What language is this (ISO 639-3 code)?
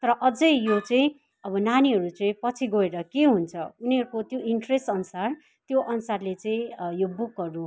nep